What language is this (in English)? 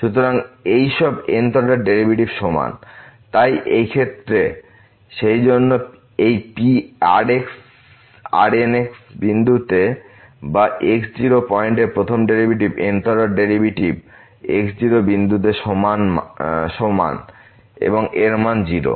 Bangla